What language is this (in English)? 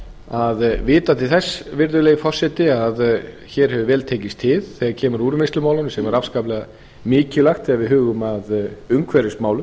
Icelandic